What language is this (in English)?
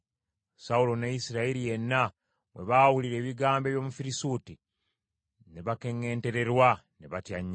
Ganda